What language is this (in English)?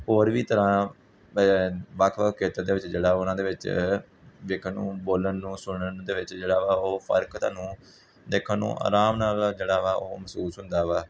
Punjabi